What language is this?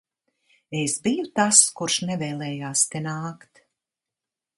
Latvian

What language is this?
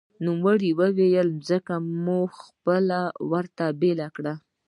Pashto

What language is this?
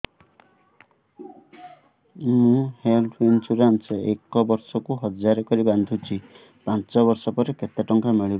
Odia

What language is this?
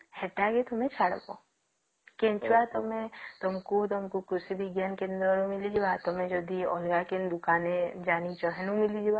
Odia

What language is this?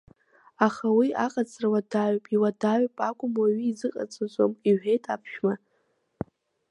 Abkhazian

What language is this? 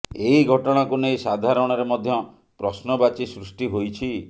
Odia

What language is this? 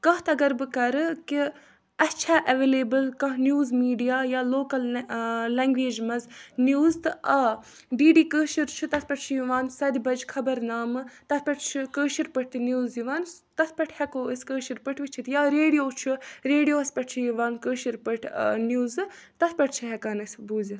Kashmiri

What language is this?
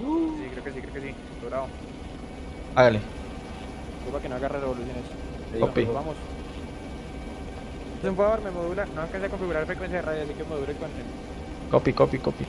Spanish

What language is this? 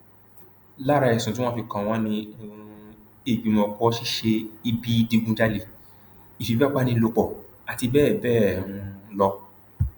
Yoruba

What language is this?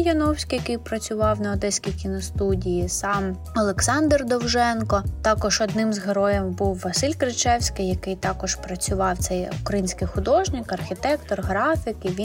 Ukrainian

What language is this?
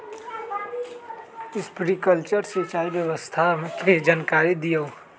Magahi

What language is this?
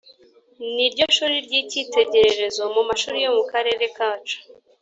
Kinyarwanda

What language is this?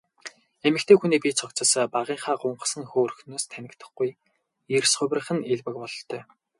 Mongolian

